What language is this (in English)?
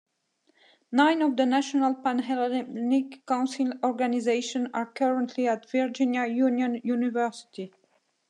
English